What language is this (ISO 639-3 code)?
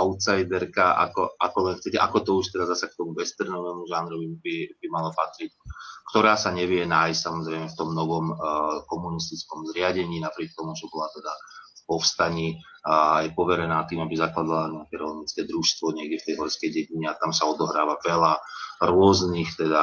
slk